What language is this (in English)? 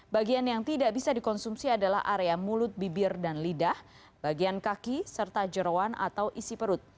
Indonesian